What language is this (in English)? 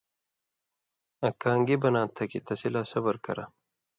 Indus Kohistani